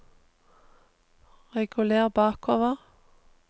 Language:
Norwegian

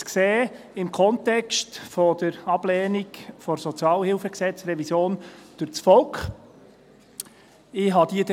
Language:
Swiss German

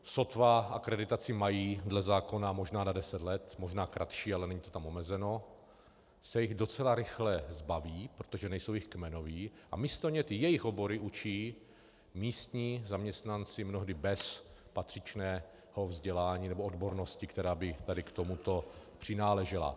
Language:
Czech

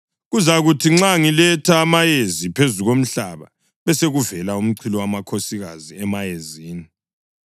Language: North Ndebele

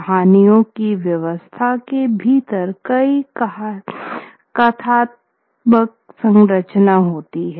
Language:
Hindi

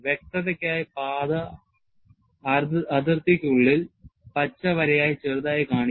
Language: Malayalam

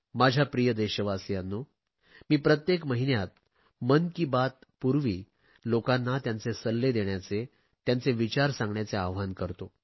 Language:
Marathi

